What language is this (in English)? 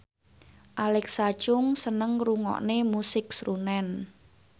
Javanese